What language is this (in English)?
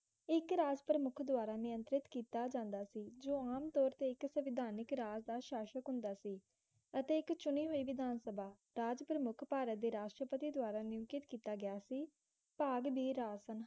Punjabi